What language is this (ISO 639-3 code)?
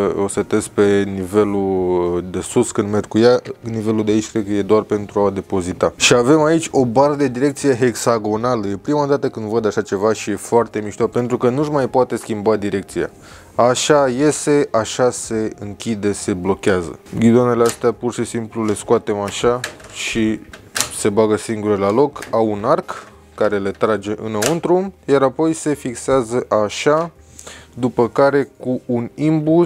ron